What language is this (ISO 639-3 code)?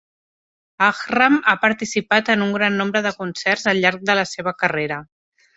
cat